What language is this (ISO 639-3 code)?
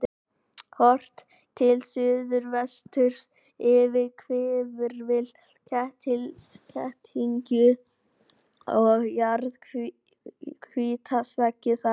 isl